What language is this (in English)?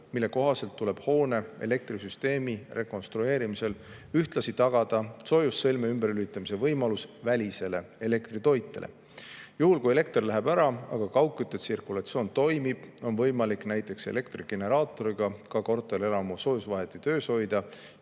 Estonian